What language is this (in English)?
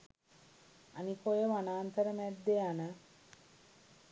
Sinhala